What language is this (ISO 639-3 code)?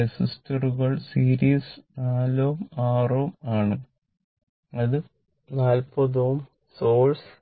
mal